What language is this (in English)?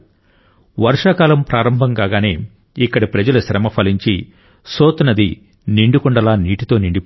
Telugu